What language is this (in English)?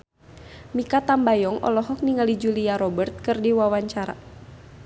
Sundanese